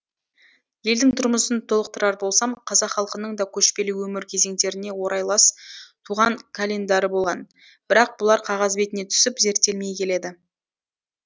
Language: Kazakh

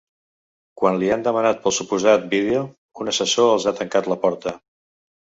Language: Catalan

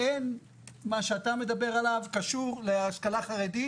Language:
Hebrew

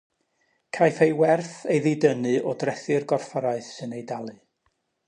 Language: Welsh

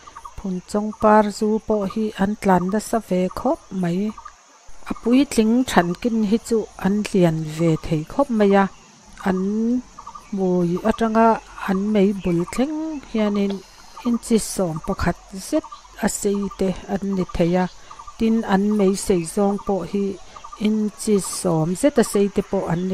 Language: Thai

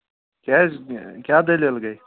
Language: Kashmiri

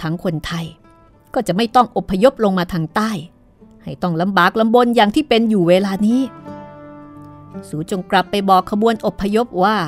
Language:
Thai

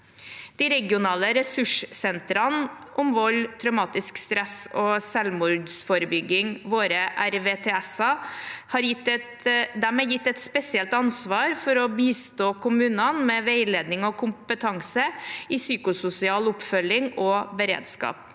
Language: Norwegian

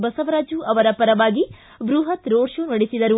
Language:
Kannada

